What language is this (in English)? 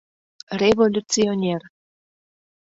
Mari